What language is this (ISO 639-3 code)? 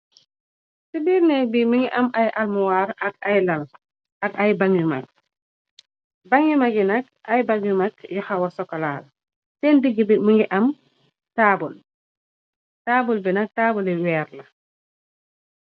wol